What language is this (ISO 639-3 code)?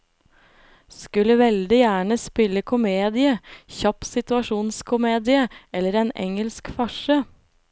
nor